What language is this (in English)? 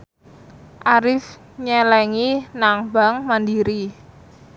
Javanese